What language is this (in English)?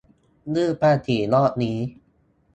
Thai